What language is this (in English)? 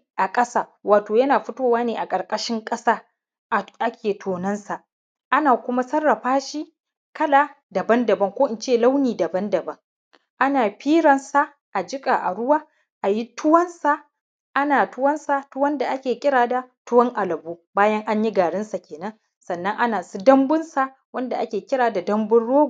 Hausa